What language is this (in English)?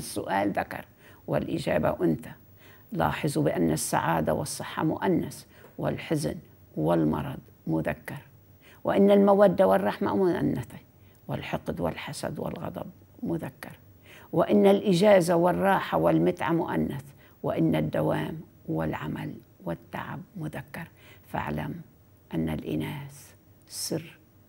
Arabic